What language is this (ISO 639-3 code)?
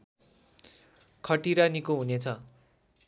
nep